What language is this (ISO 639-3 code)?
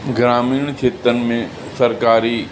snd